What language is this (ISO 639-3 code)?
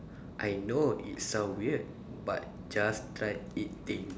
eng